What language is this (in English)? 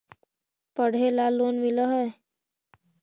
Magahi